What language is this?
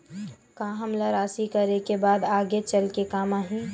Chhattisgarhi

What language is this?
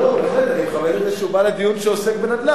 Hebrew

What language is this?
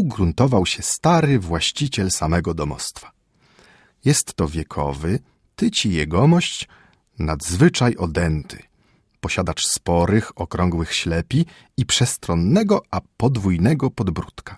Polish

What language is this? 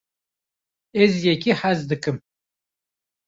Kurdish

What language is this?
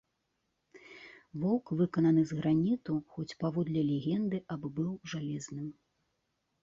Belarusian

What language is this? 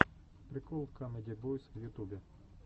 Russian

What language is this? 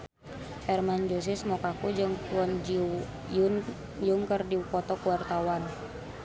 Sundanese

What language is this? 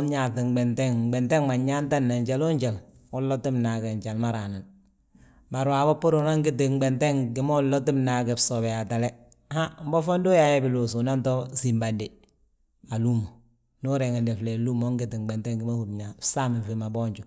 Balanta-Ganja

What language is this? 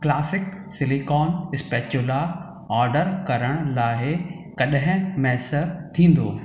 Sindhi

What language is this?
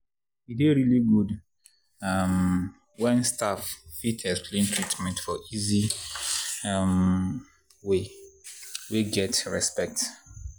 Nigerian Pidgin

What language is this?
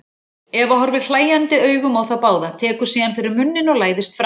Icelandic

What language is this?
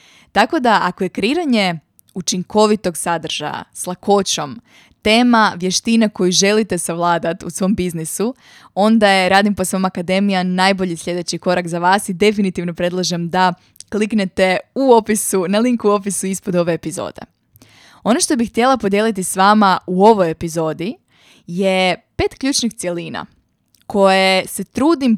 Croatian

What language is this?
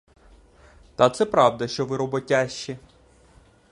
Ukrainian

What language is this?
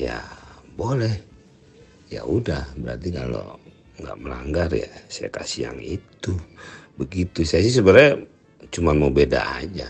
Indonesian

